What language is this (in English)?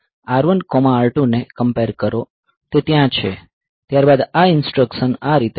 Gujarati